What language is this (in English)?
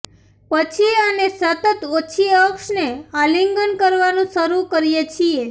Gujarati